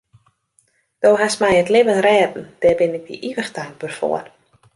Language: Western Frisian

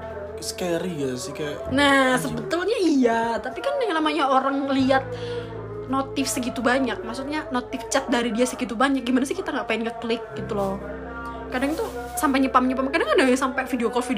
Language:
Indonesian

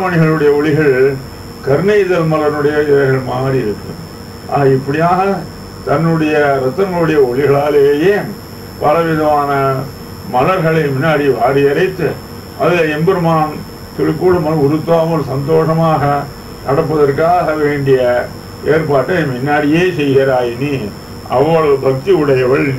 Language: Arabic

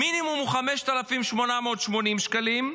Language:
Hebrew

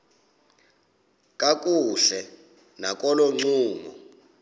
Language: Xhosa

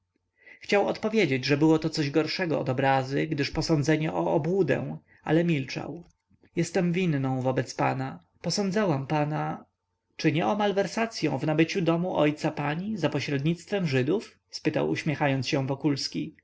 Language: Polish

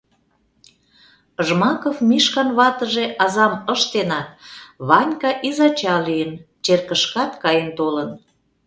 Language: Mari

